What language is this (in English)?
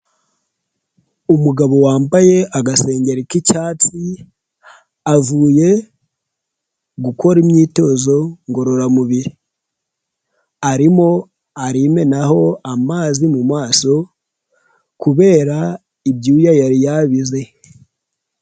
Kinyarwanda